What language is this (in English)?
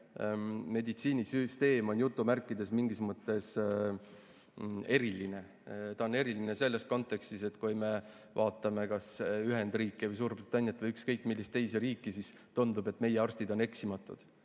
Estonian